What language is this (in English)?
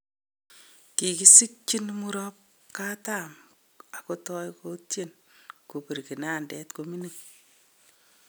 Kalenjin